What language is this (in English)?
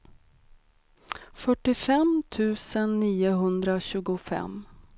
Swedish